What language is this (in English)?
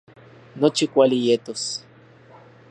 Central Puebla Nahuatl